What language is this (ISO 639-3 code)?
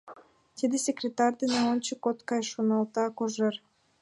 chm